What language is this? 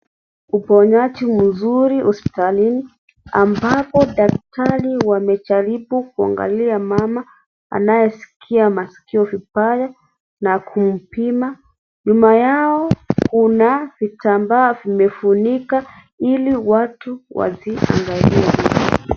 Swahili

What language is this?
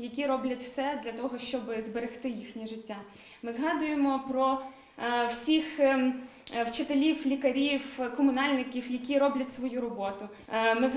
Ukrainian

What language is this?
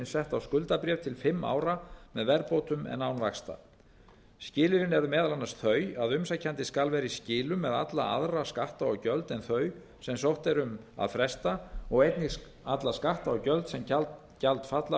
Icelandic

